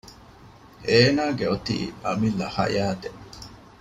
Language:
Divehi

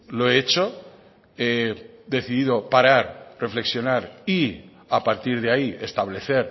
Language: Spanish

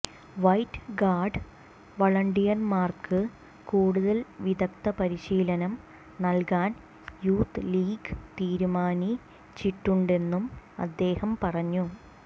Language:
Malayalam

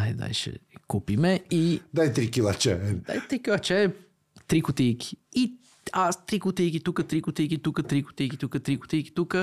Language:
Bulgarian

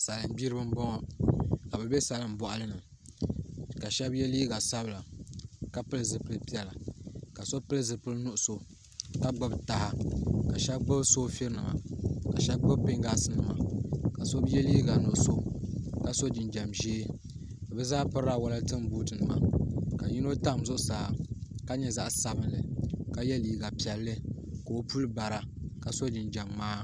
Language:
Dagbani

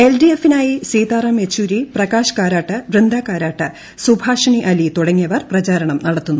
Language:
Malayalam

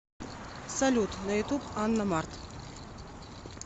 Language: Russian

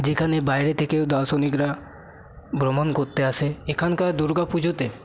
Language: Bangla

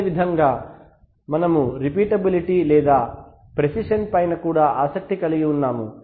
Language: Telugu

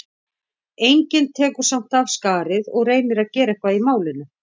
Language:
Icelandic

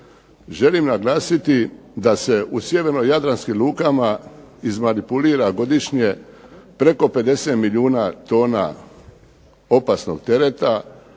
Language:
Croatian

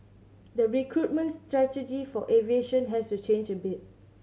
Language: English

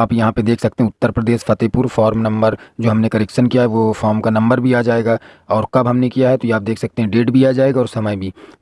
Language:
Hindi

